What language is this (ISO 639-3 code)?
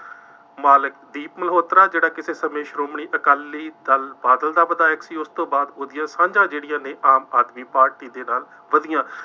pan